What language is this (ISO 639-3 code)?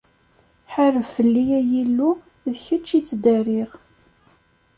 kab